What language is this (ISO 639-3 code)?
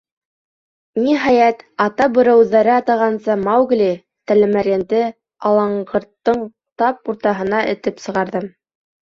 bak